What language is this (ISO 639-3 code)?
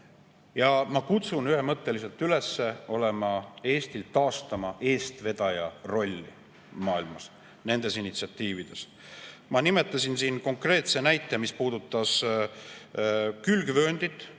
est